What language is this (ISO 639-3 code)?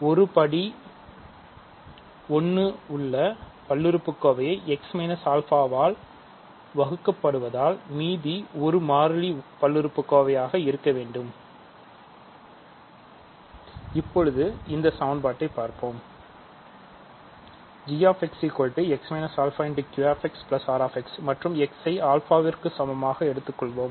tam